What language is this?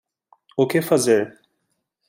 Portuguese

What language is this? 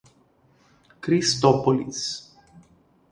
Portuguese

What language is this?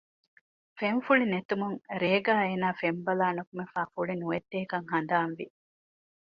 Divehi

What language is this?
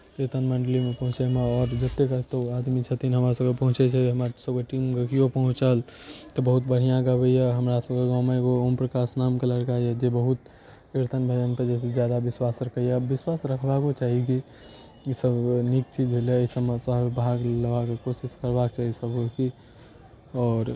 Maithili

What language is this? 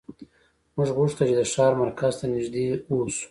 Pashto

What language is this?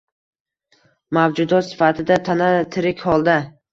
Uzbek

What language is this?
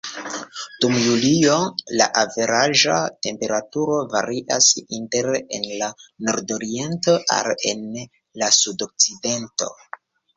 Esperanto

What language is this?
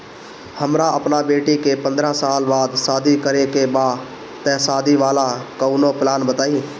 Bhojpuri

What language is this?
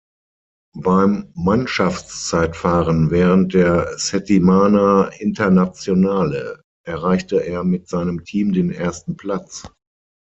German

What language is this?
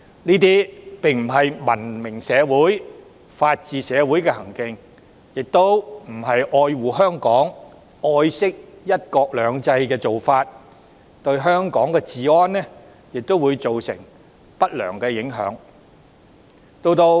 Cantonese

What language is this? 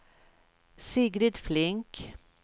Swedish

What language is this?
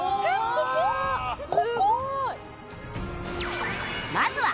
Japanese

